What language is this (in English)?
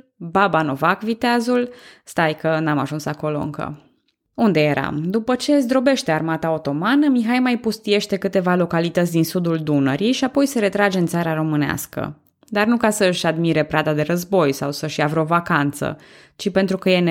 Romanian